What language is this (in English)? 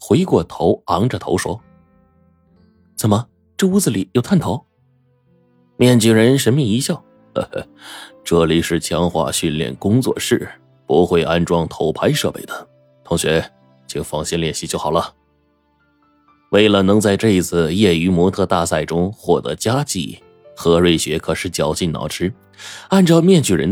Chinese